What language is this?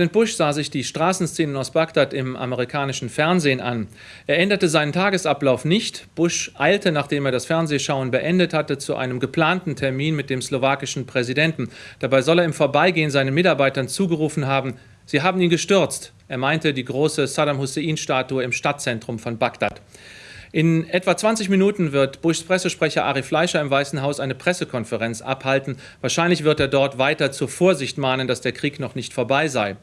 German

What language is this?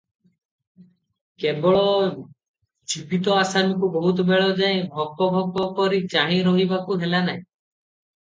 Odia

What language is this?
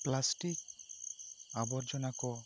Santali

